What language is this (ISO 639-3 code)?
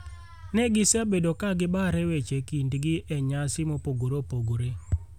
luo